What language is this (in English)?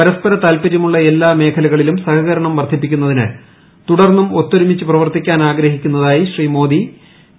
Malayalam